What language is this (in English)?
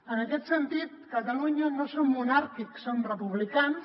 Catalan